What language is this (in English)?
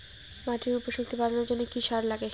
Bangla